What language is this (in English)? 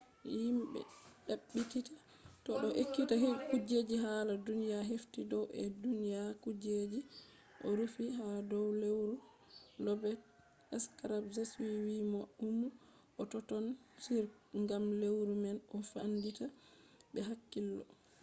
Fula